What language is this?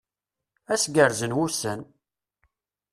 Kabyle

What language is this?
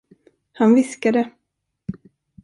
Swedish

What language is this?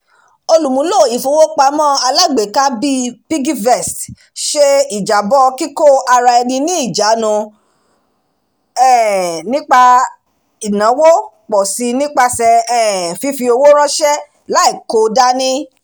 Yoruba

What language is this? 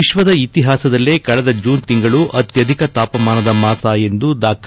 Kannada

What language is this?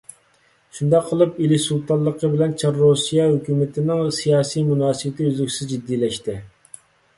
Uyghur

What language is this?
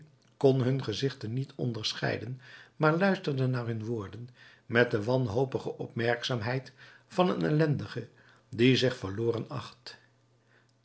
Dutch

